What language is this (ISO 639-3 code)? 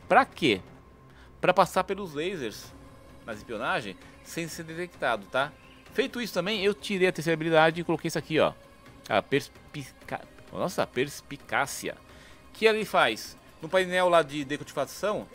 por